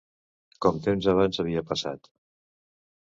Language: Catalan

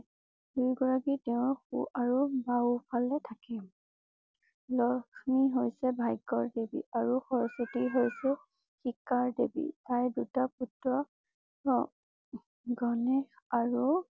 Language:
Assamese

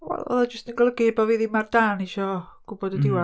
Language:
Welsh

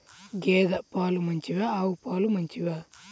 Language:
Telugu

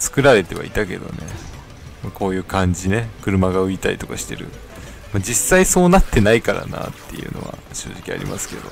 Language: Japanese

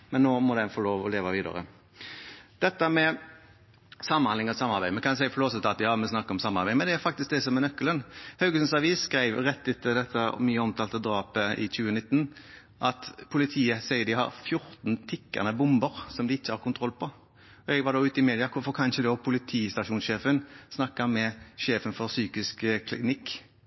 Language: Norwegian Bokmål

